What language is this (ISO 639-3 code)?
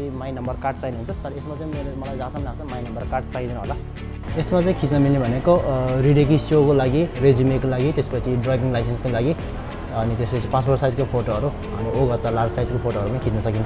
jpn